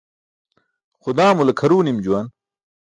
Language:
Burushaski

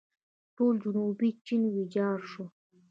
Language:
Pashto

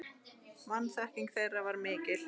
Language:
Icelandic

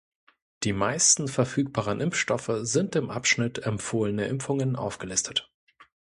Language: German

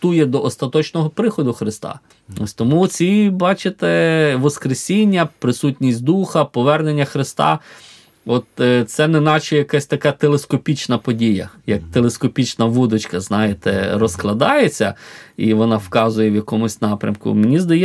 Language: Ukrainian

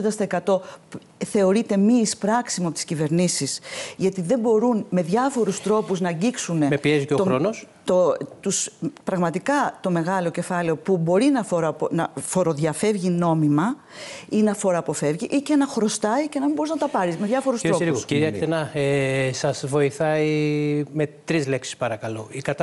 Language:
Greek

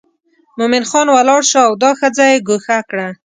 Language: Pashto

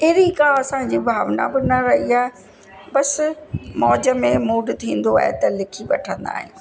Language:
Sindhi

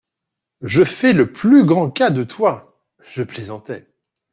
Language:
French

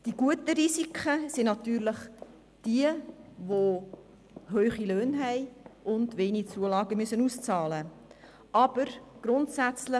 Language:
Swiss German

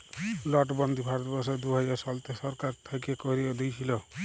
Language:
Bangla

